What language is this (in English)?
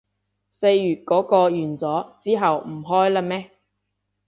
Cantonese